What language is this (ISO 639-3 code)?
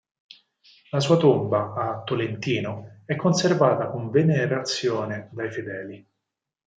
ita